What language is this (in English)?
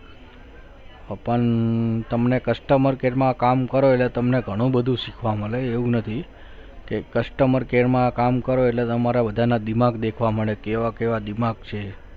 Gujarati